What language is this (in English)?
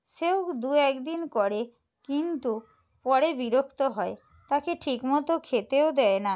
Bangla